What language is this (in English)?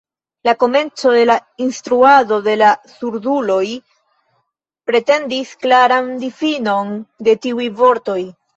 Esperanto